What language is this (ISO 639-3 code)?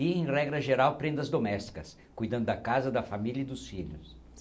por